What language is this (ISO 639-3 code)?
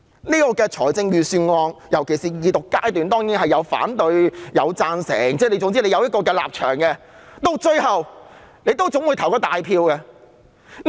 yue